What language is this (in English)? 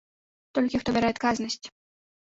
Belarusian